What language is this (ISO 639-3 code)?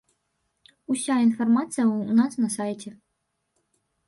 bel